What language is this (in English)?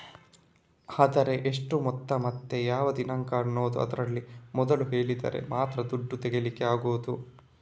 Kannada